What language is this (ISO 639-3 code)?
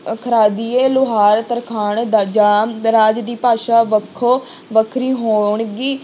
pan